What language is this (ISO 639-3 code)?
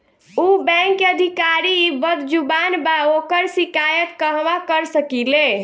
bho